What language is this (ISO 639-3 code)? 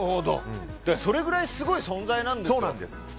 jpn